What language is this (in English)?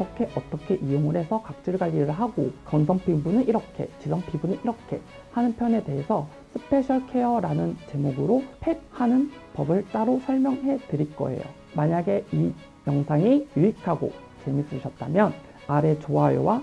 Korean